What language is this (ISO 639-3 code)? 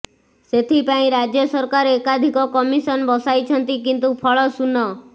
ori